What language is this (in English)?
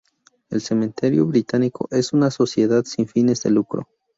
Spanish